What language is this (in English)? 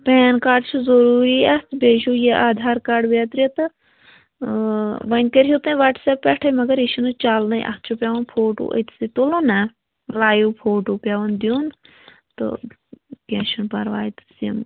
Kashmiri